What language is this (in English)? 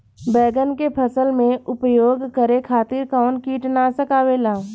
Bhojpuri